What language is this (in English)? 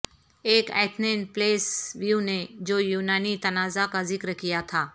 Urdu